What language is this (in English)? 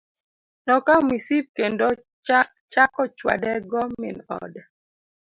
Luo (Kenya and Tanzania)